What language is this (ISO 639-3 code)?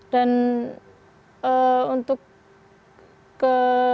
ind